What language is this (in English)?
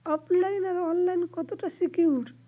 Bangla